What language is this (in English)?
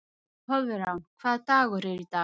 Icelandic